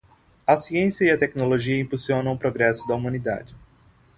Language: Portuguese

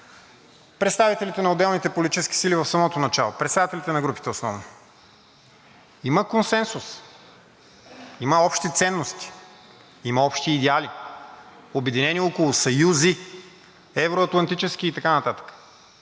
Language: Bulgarian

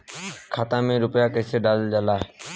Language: Bhojpuri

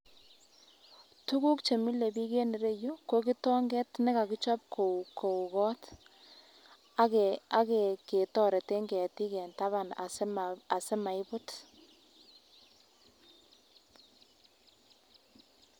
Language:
Kalenjin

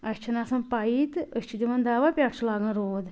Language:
Kashmiri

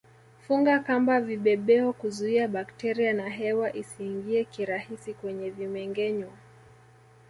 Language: Swahili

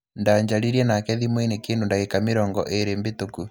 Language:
Kikuyu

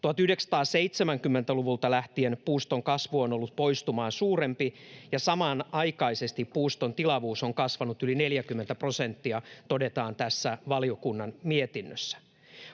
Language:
Finnish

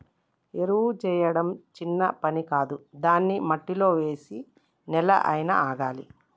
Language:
Telugu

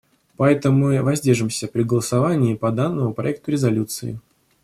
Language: Russian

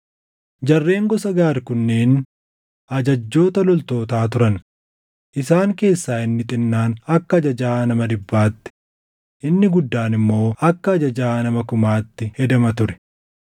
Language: Oromo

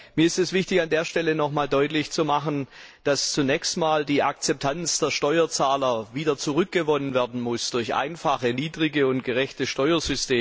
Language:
German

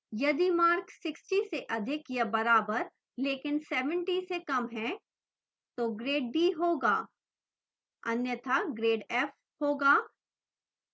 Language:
Hindi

